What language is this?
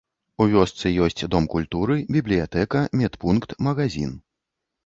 Belarusian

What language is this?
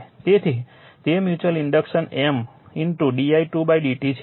Gujarati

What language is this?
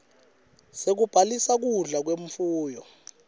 Swati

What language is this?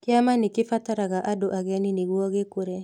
Kikuyu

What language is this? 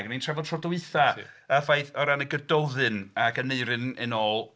Welsh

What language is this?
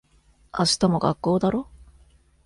Japanese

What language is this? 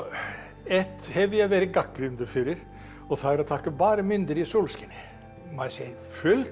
Icelandic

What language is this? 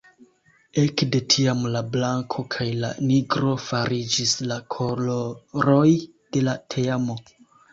Esperanto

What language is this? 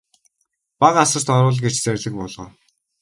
Mongolian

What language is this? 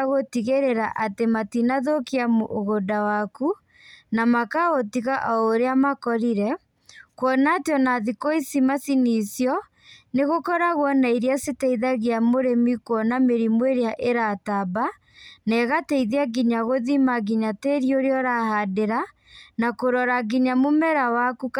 Kikuyu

